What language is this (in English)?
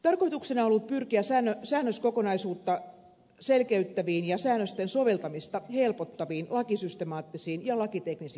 Finnish